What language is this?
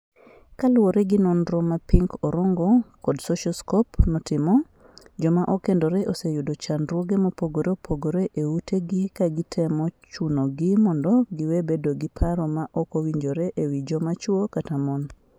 Luo (Kenya and Tanzania)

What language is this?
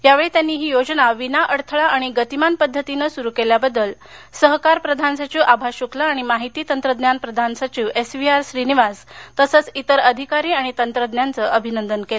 Marathi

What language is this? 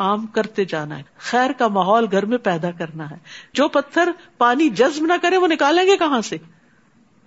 Urdu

